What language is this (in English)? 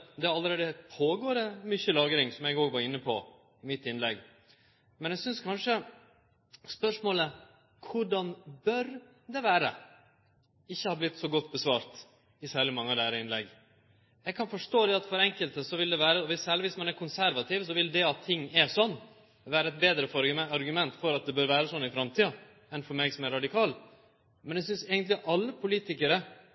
Norwegian Nynorsk